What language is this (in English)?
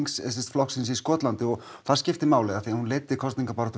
Icelandic